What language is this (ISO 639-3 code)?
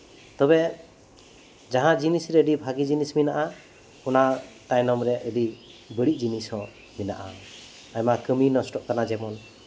sat